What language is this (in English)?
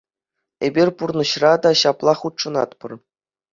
Chuvash